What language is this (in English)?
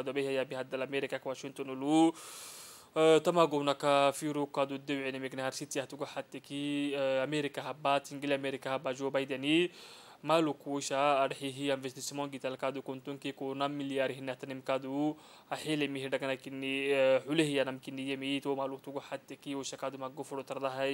Arabic